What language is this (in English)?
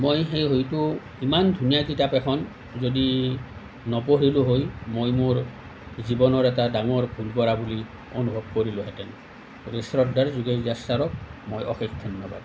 Assamese